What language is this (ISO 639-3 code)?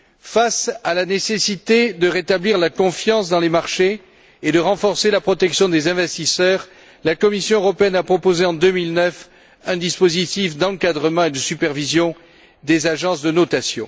fra